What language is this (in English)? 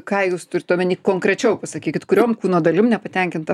Lithuanian